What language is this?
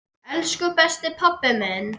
Icelandic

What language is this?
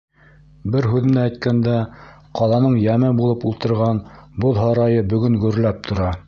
Bashkir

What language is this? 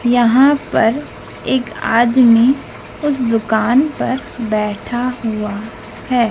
Hindi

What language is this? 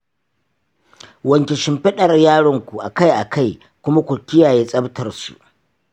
Hausa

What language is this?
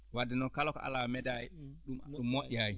Fula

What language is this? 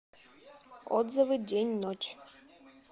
Russian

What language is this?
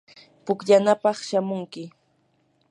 Yanahuanca Pasco Quechua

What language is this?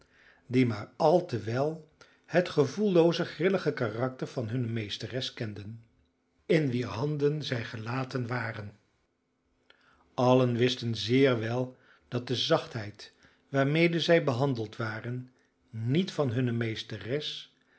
Dutch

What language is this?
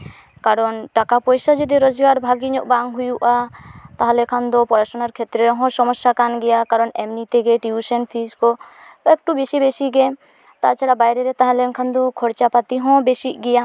Santali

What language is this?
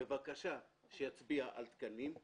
Hebrew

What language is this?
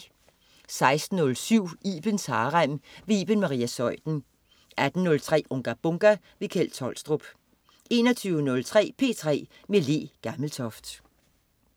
Danish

